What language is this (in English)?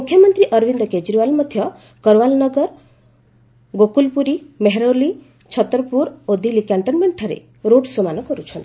Odia